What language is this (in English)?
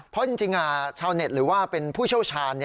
Thai